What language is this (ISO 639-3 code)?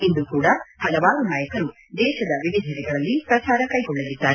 kan